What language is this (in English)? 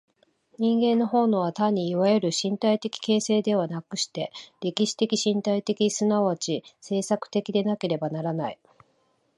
Japanese